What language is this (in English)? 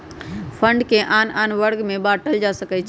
Magahi